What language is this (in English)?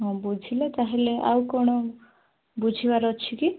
Odia